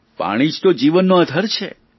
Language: Gujarati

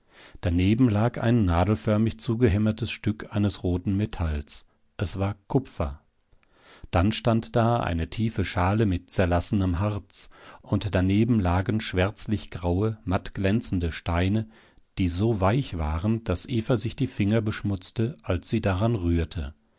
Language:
German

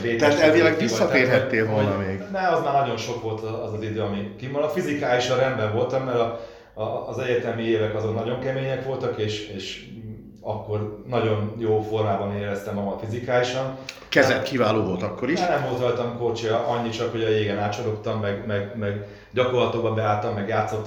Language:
Hungarian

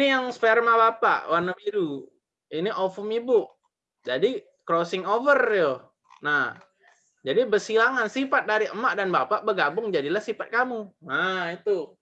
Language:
Indonesian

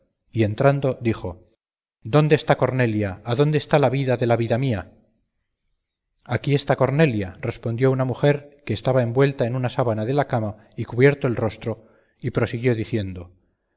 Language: Spanish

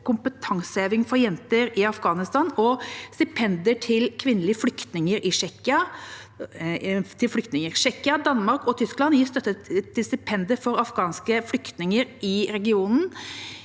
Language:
Norwegian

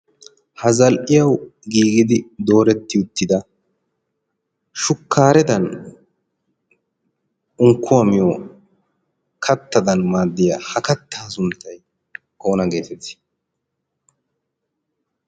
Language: Wolaytta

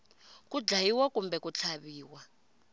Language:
Tsonga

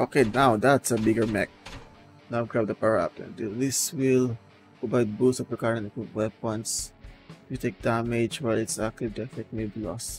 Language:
English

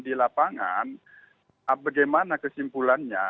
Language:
Indonesian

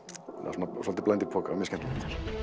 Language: Icelandic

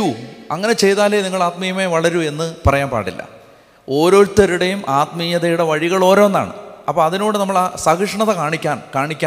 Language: Malayalam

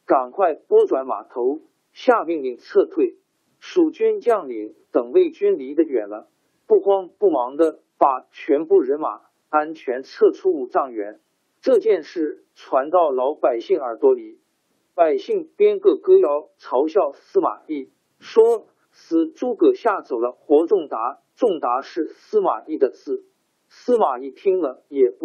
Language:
Chinese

